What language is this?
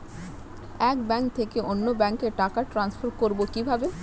Bangla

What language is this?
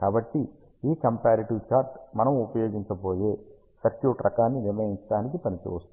Telugu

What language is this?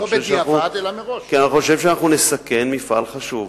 Hebrew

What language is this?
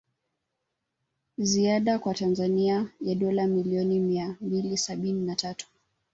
Swahili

